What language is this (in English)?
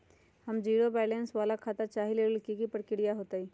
Magahi